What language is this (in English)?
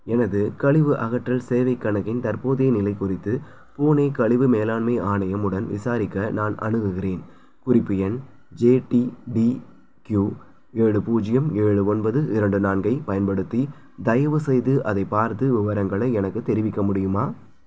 Tamil